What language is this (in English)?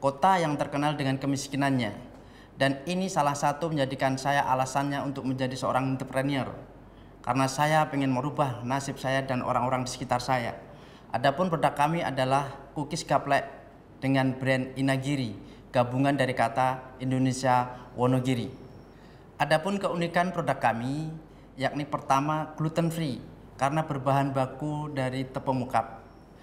Indonesian